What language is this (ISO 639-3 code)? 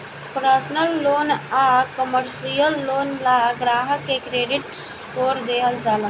bho